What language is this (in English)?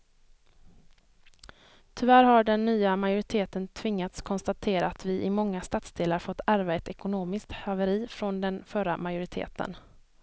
Swedish